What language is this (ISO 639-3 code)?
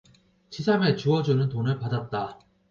kor